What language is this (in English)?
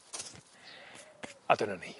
Welsh